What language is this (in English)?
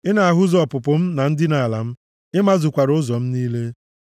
Igbo